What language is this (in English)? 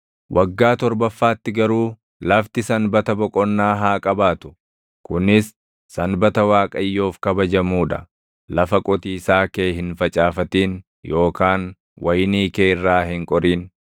Oromo